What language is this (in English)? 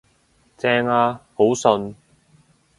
Cantonese